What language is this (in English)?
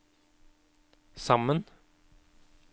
Norwegian